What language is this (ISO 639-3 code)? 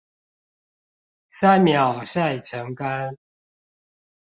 zho